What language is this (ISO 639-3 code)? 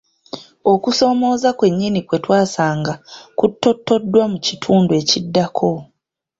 lug